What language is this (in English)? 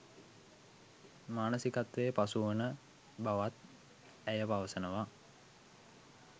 Sinhala